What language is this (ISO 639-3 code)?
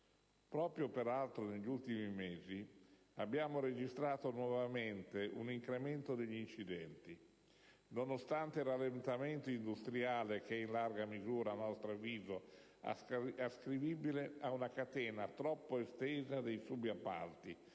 ita